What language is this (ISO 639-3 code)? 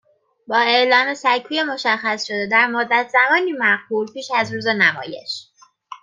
fas